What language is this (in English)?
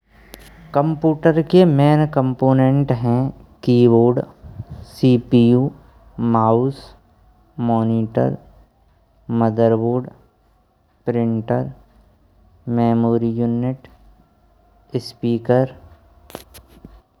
Braj